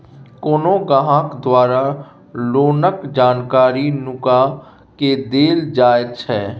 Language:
Maithili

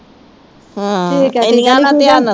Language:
Punjabi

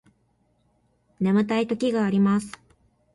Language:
Japanese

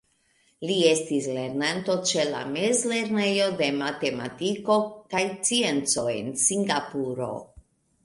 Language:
Esperanto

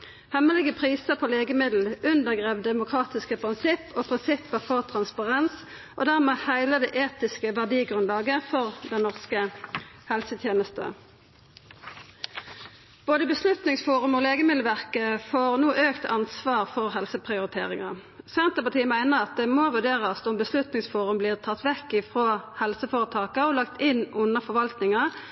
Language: Norwegian Nynorsk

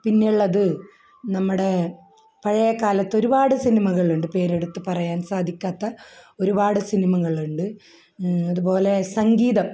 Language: Malayalam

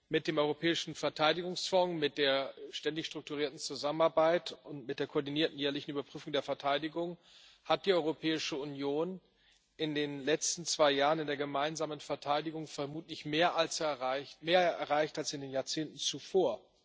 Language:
German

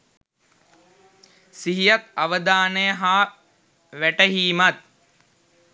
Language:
Sinhala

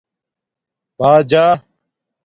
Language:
Domaaki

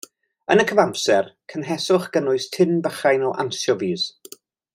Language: Welsh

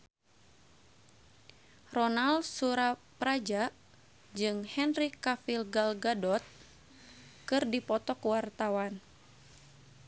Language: Sundanese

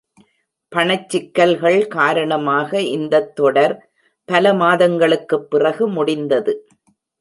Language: Tamil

